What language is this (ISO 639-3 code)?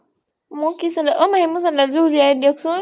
asm